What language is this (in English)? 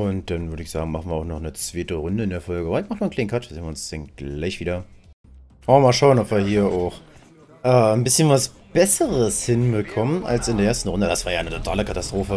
German